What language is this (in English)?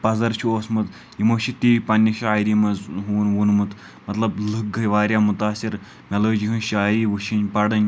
Kashmiri